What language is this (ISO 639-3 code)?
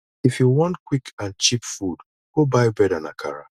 pcm